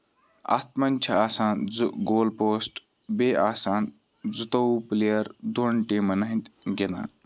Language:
Kashmiri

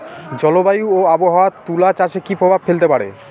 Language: Bangla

